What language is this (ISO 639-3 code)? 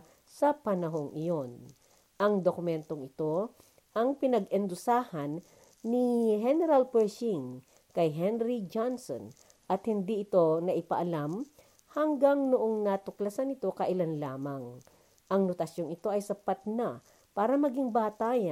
fil